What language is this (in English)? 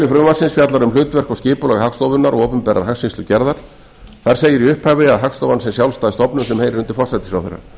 Icelandic